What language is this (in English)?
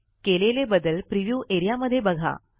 Marathi